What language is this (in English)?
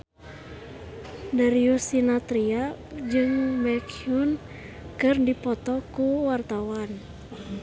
Sundanese